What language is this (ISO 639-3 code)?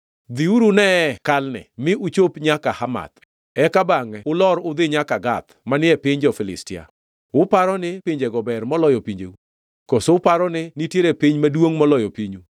luo